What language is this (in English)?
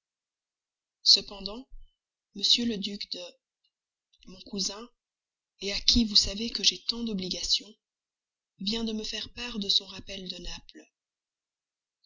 French